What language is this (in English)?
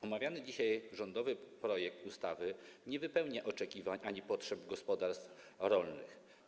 Polish